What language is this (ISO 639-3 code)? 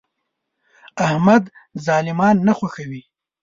pus